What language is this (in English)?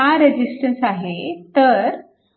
Marathi